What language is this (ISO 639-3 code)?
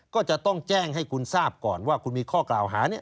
tha